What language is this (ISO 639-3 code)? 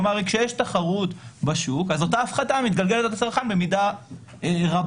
heb